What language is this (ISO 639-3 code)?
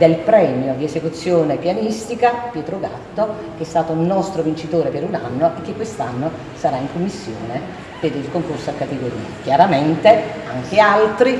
ita